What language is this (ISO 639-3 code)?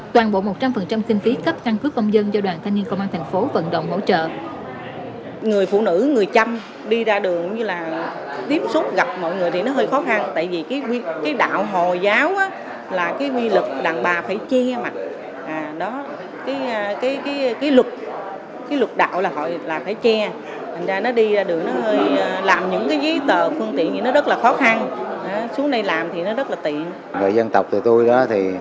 vie